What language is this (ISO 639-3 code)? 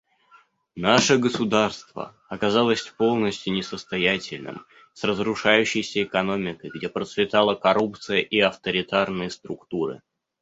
rus